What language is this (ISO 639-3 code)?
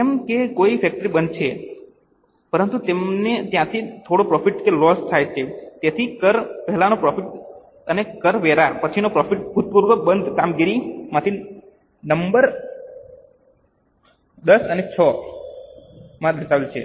guj